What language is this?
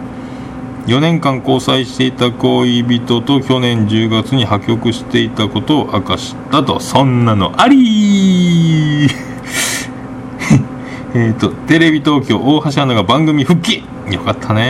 Japanese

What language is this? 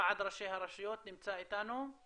Hebrew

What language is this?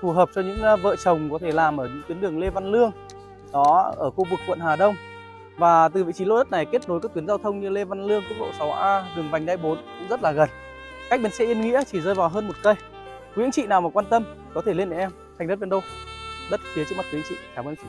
Vietnamese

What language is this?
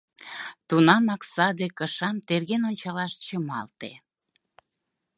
Mari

